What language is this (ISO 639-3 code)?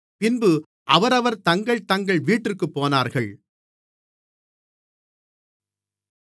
tam